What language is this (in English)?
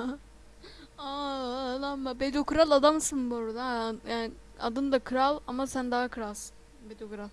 Turkish